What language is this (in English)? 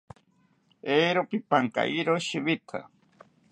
South Ucayali Ashéninka